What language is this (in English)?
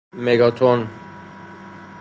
Persian